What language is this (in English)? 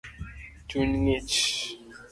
Luo (Kenya and Tanzania)